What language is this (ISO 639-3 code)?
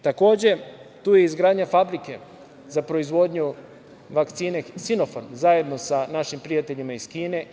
srp